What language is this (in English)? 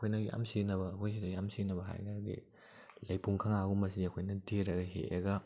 Manipuri